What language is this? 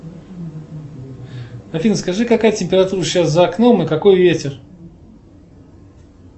Russian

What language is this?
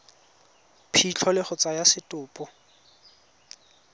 Tswana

